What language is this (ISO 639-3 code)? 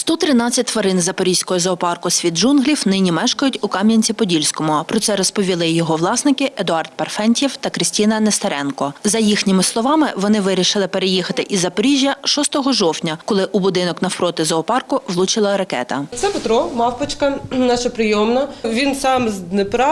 ukr